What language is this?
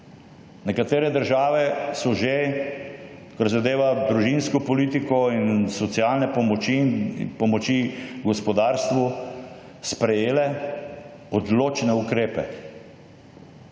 Slovenian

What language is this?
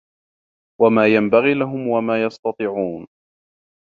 Arabic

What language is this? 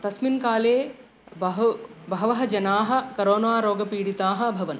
Sanskrit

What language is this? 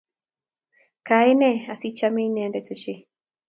Kalenjin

